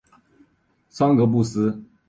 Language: Chinese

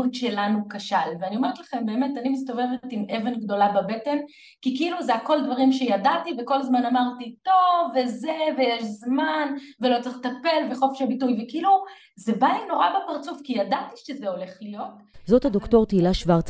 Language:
Hebrew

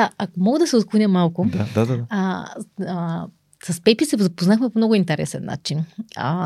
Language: Bulgarian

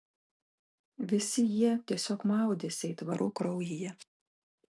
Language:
Lithuanian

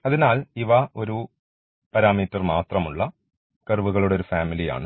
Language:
Malayalam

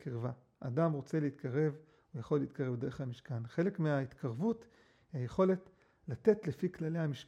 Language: Hebrew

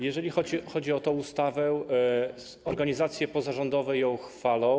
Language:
Polish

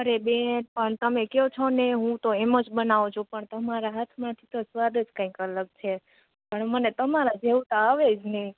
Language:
Gujarati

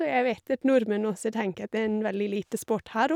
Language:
Norwegian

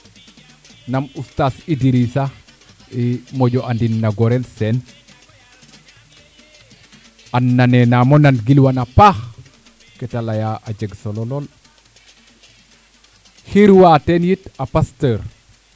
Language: Serer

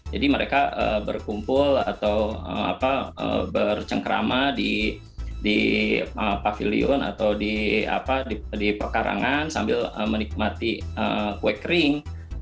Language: Indonesian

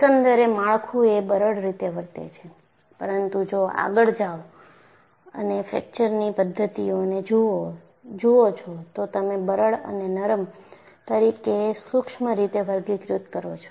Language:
Gujarati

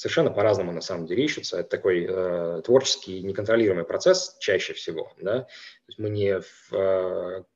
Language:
Russian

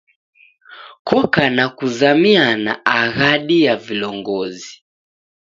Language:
Taita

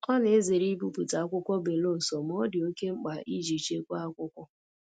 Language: Igbo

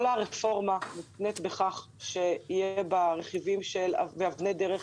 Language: Hebrew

